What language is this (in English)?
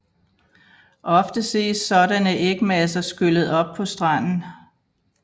Danish